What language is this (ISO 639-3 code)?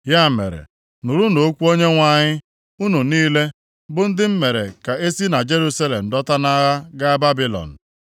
ibo